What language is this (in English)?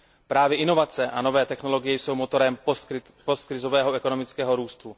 Czech